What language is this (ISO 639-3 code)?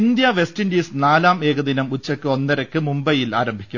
mal